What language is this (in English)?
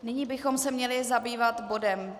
Czech